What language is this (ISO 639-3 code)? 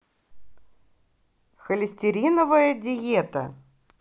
rus